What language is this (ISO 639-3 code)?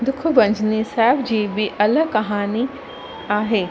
snd